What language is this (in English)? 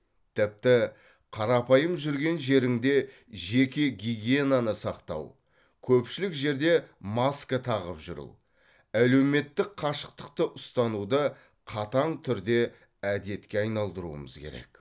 Kazakh